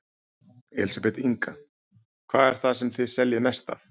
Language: Icelandic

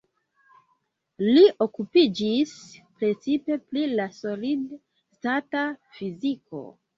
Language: Esperanto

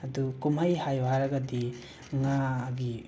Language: Manipuri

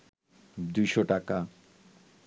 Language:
Bangla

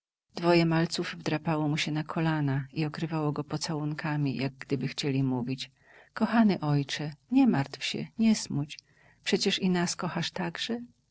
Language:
Polish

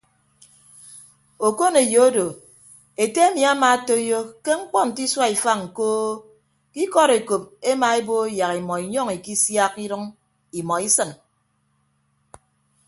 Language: Ibibio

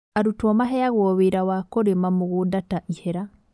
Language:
Kikuyu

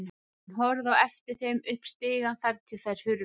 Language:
Icelandic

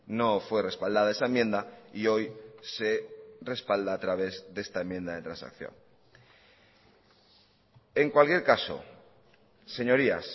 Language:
Spanish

